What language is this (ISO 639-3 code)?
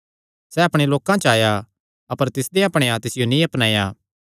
xnr